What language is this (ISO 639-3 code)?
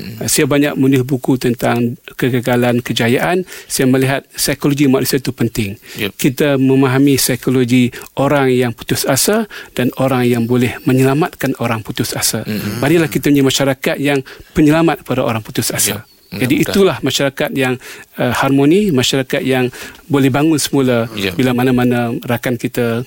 msa